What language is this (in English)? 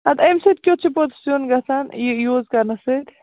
Kashmiri